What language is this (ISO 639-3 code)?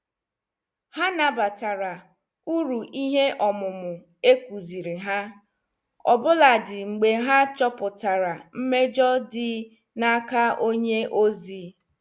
ibo